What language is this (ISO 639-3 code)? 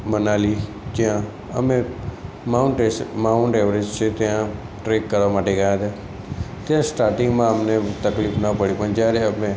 guj